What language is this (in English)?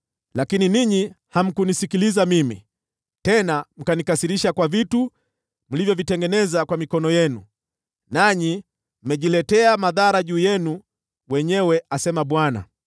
Swahili